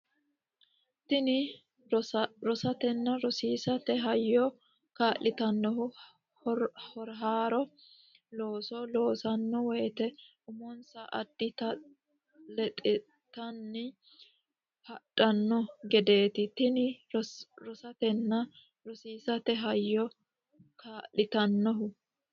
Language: Sidamo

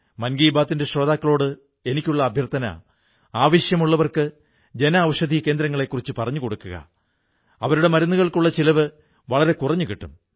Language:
Malayalam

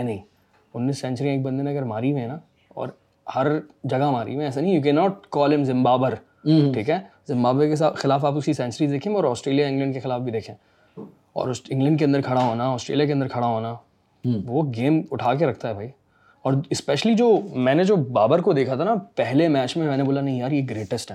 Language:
Urdu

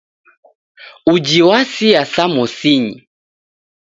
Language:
Taita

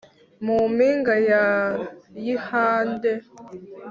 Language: Kinyarwanda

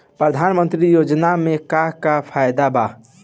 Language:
Bhojpuri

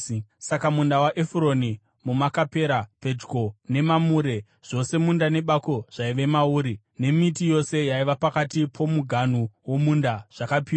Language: Shona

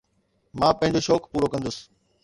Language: Sindhi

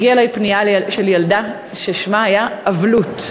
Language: Hebrew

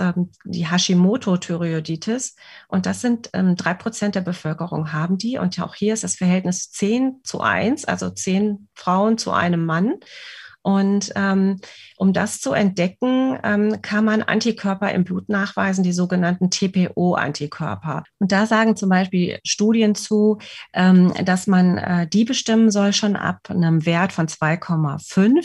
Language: German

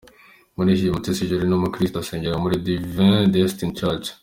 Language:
Kinyarwanda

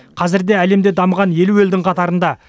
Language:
Kazakh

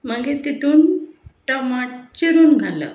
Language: Konkani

